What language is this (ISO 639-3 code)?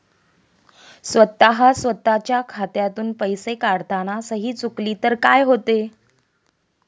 mar